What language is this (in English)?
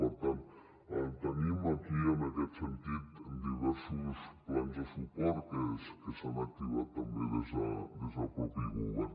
Catalan